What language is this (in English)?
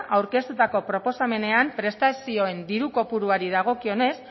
Basque